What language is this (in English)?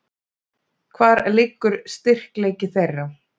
Icelandic